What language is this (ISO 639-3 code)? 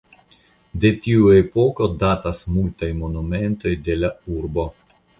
epo